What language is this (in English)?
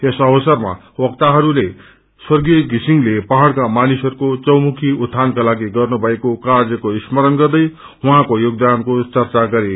Nepali